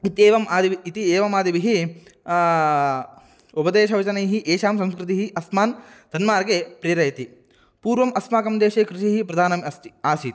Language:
Sanskrit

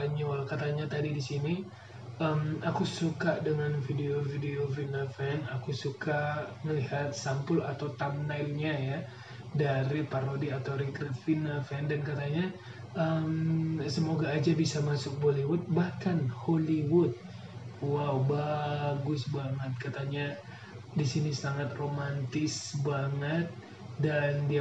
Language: Indonesian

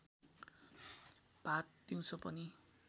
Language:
Nepali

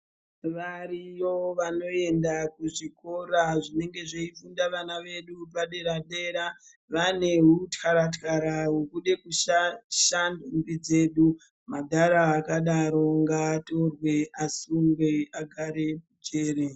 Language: Ndau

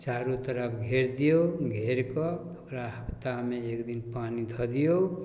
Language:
Maithili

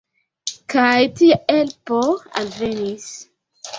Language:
Esperanto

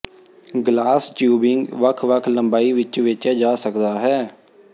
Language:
Punjabi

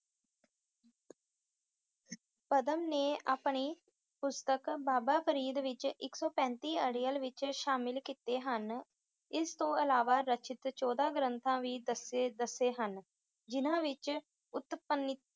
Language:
Punjabi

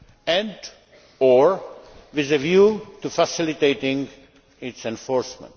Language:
English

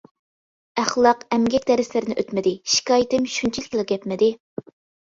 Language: Uyghur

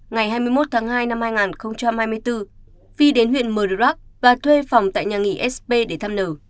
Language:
Vietnamese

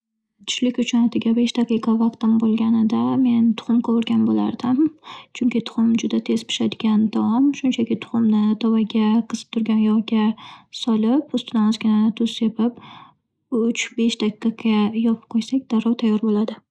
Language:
Uzbek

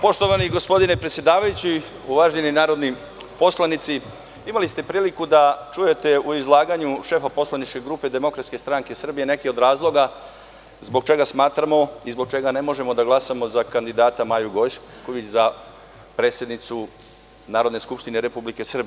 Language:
Serbian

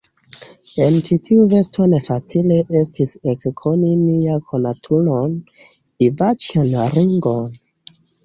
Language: Esperanto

